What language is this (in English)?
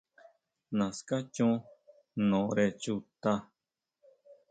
Huautla Mazatec